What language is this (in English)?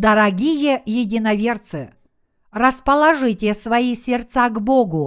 Russian